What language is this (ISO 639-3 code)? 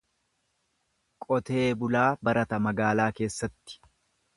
orm